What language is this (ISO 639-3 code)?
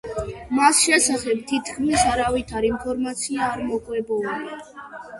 kat